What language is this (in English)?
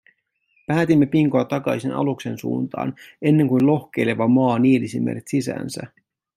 Finnish